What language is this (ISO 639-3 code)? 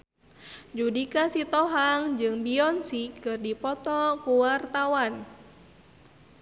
sun